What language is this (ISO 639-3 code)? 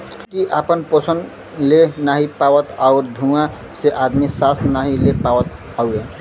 bho